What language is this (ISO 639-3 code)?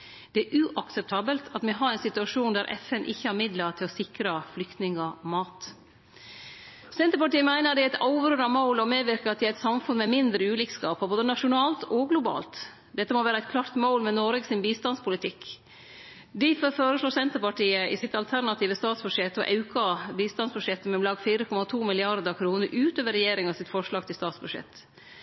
nno